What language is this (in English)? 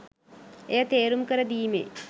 Sinhala